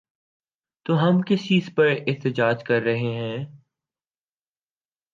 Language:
Urdu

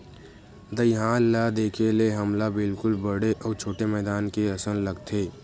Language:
Chhattisgarhi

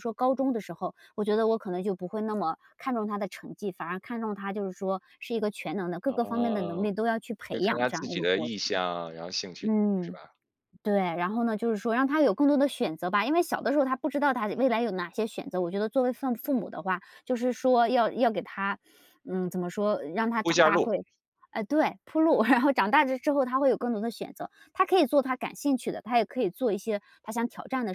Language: Chinese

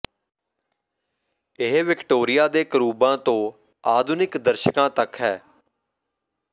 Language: Punjabi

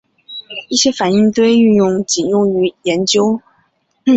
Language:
Chinese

